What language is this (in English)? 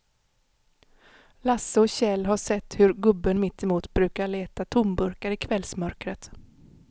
Swedish